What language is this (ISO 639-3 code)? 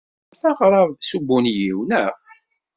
kab